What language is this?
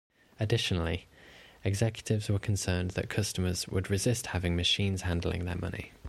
English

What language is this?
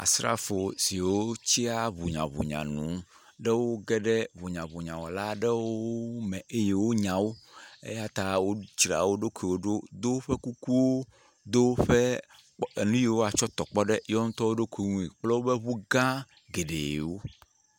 Ewe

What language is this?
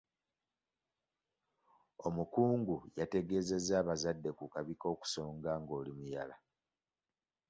Ganda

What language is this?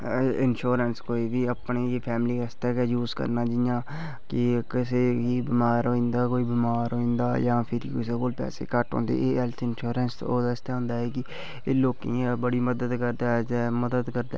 Dogri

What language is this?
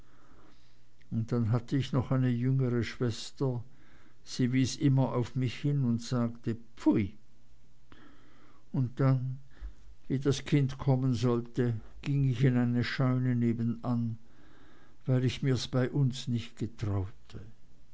German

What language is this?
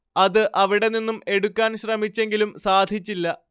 Malayalam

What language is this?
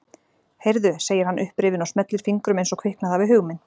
Icelandic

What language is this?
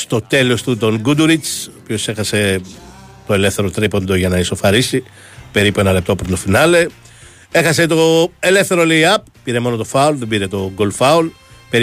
Greek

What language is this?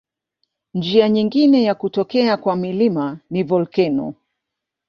Swahili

